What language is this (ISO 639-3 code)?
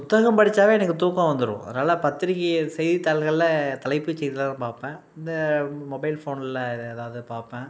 tam